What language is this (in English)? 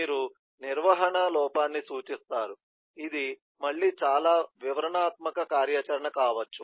Telugu